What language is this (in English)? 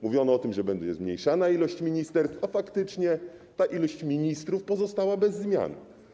Polish